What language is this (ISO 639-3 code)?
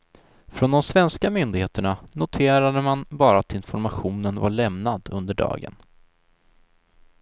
swe